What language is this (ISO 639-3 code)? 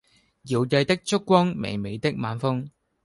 yue